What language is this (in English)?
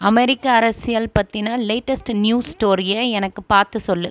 Tamil